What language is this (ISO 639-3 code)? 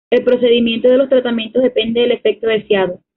spa